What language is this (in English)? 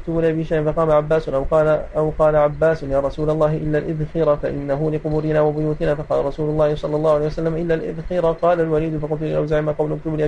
Arabic